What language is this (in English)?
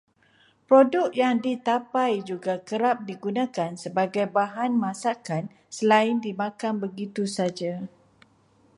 Malay